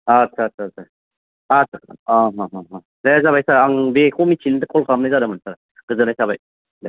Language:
Bodo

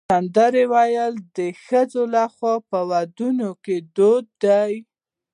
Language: Pashto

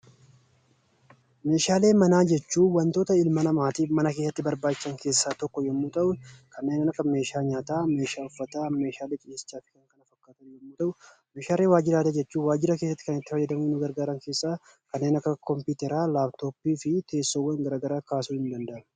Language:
Oromo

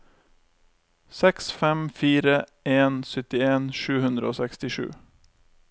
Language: Norwegian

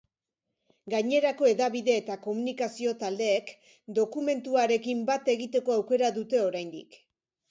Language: Basque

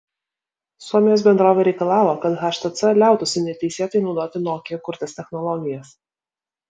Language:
Lithuanian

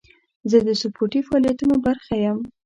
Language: Pashto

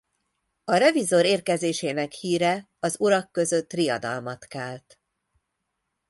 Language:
Hungarian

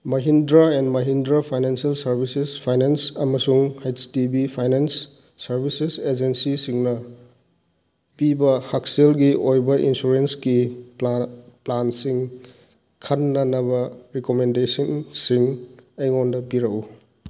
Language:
Manipuri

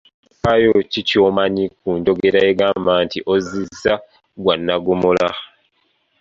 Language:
Ganda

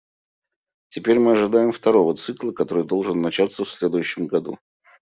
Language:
Russian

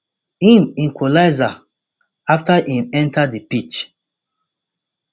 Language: Nigerian Pidgin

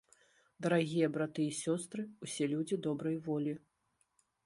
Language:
Belarusian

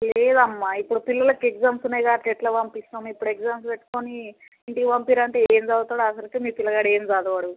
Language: Telugu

